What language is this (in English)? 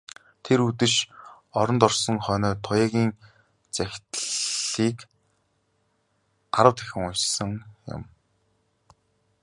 Mongolian